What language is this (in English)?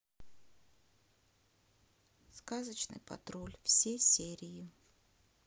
Russian